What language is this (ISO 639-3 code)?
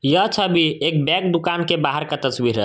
hin